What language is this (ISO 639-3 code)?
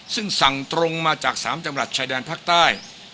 tha